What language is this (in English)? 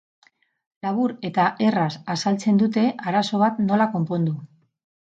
Basque